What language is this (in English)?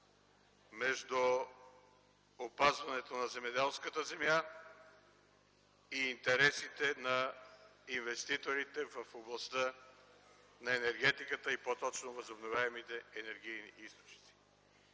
Bulgarian